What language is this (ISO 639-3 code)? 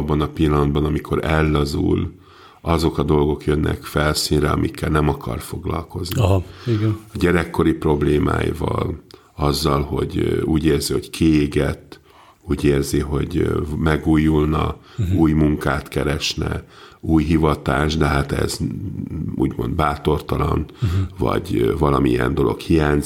hun